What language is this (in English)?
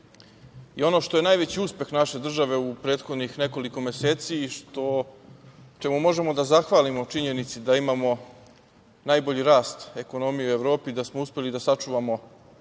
Serbian